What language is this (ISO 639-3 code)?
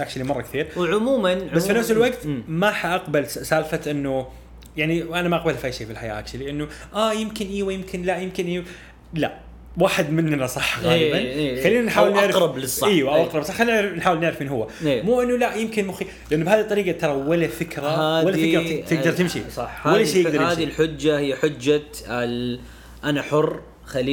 ara